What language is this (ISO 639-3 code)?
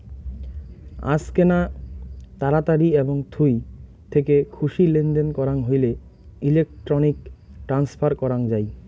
ben